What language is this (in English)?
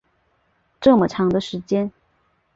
Chinese